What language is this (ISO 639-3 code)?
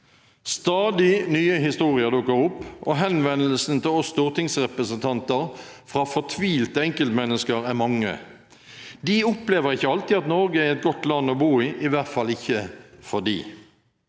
nor